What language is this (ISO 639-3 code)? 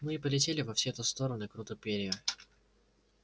rus